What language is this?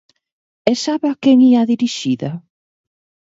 Galician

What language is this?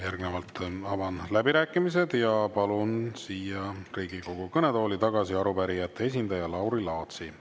Estonian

